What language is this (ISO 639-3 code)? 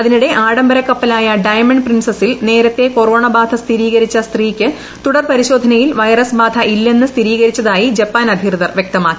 mal